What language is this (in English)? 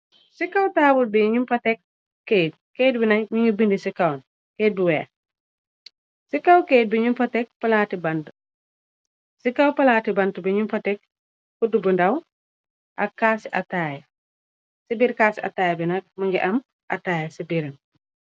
Wolof